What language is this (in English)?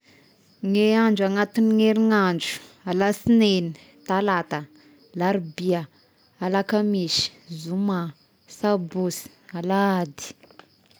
Tesaka Malagasy